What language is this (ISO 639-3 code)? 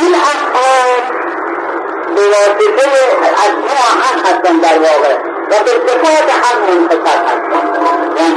fas